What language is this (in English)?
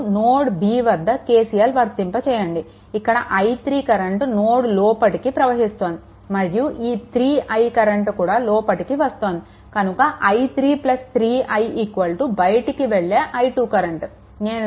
Telugu